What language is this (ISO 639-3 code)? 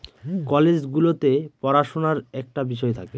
ben